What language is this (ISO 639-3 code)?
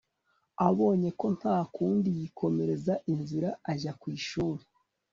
kin